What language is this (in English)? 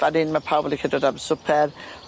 Welsh